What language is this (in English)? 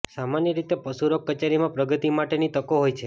Gujarati